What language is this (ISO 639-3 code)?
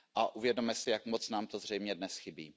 ces